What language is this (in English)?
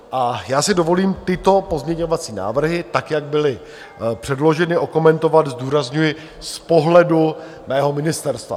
Czech